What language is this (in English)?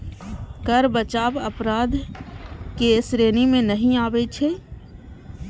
Maithili